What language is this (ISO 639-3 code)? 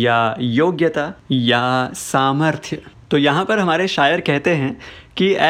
hin